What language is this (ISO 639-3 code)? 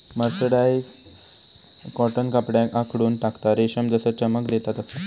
mar